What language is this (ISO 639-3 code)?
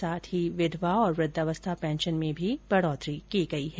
hin